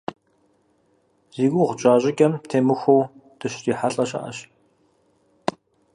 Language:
Kabardian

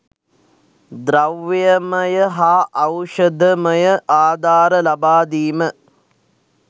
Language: Sinhala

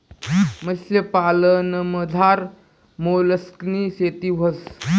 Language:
Marathi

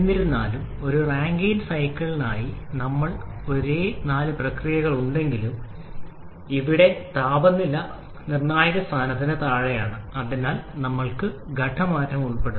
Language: Malayalam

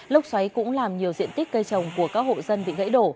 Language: Vietnamese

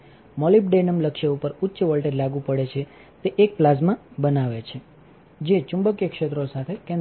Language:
Gujarati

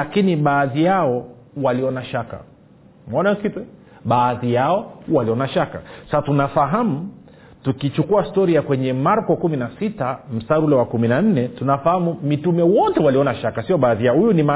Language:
Swahili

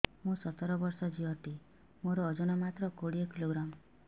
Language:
Odia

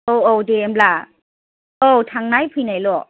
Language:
Bodo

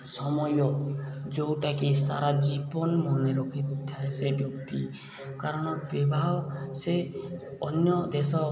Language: Odia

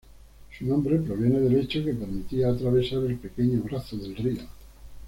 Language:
Spanish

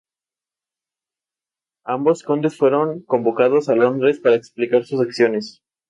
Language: Spanish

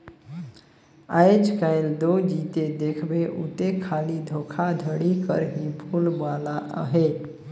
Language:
Chhattisgarhi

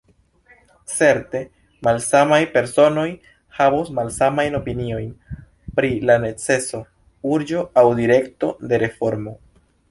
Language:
Esperanto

